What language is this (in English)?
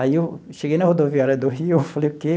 Portuguese